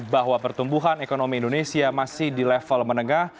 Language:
Indonesian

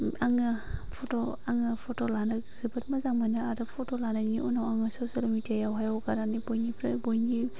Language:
Bodo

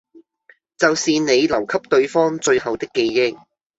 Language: Cantonese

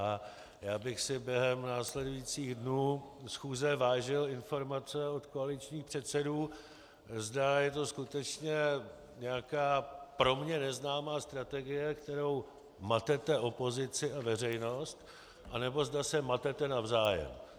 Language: Czech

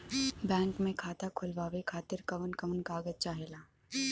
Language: Bhojpuri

